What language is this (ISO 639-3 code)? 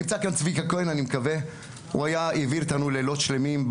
heb